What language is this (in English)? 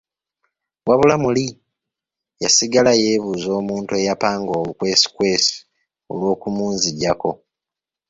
Ganda